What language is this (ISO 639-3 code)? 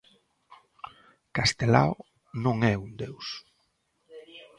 glg